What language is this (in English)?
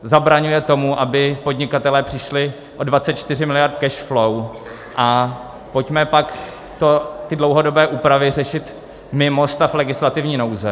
Czech